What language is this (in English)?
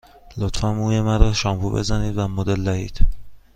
Persian